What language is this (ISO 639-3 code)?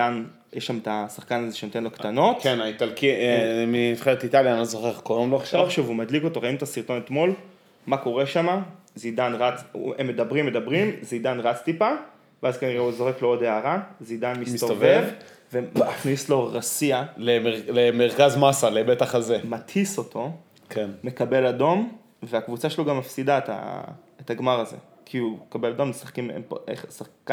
heb